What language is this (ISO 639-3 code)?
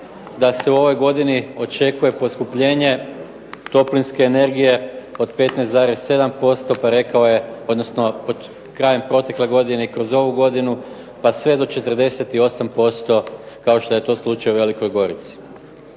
hrv